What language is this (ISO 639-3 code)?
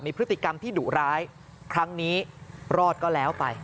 tha